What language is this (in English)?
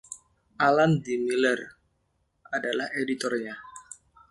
Indonesian